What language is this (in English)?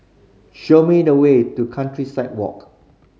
English